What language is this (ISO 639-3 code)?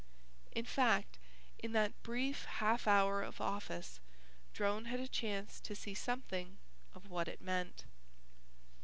eng